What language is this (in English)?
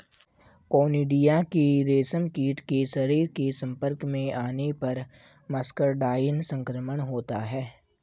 Hindi